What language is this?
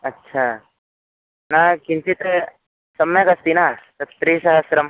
Sanskrit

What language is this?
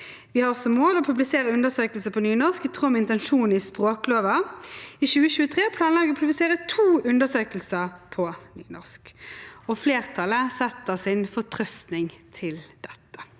Norwegian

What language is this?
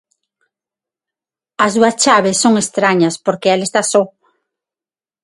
Galician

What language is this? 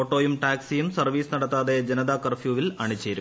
Malayalam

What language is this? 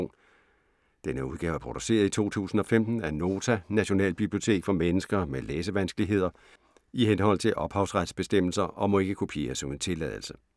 Danish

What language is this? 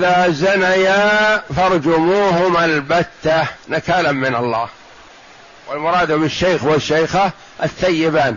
Arabic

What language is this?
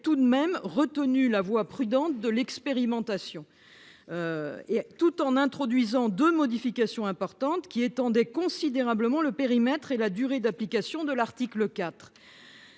French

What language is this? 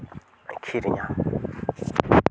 Santali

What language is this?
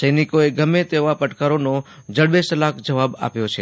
Gujarati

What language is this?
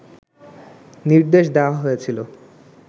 Bangla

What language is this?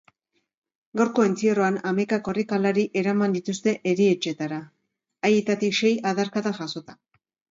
Basque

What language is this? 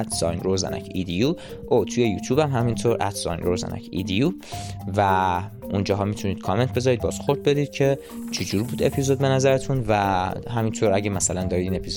Persian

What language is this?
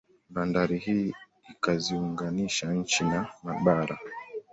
Swahili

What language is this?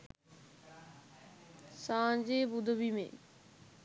Sinhala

